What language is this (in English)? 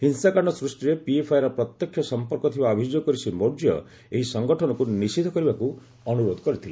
Odia